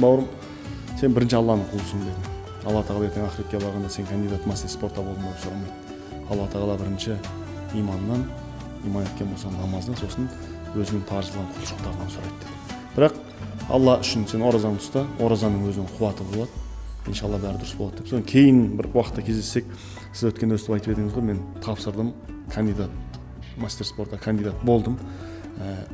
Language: Turkish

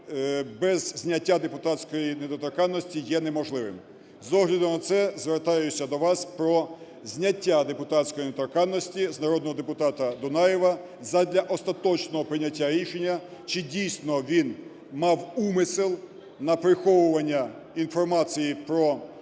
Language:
Ukrainian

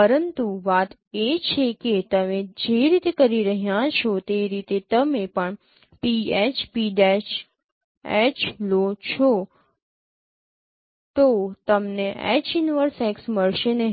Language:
Gujarati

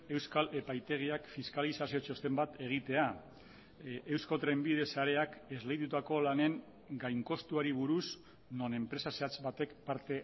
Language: Basque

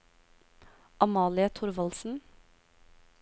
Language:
Norwegian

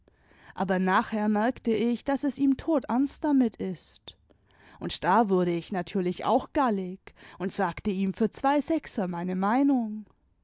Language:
German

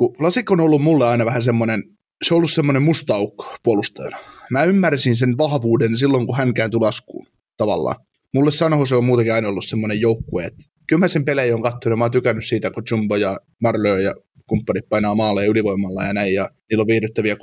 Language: Finnish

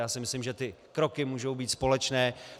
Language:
Czech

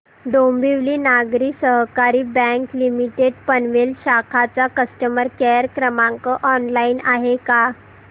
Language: Marathi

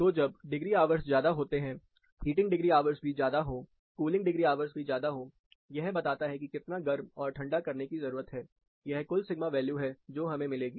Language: Hindi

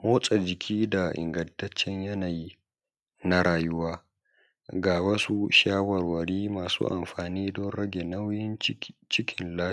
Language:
Hausa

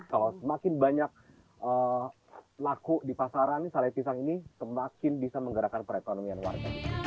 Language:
Indonesian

